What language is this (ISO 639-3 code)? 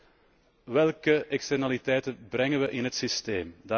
nld